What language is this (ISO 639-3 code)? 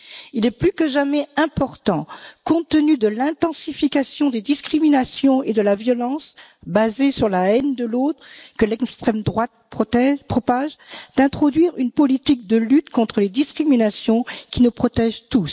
fra